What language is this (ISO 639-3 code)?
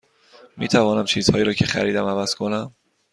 fas